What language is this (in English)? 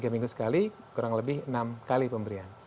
Indonesian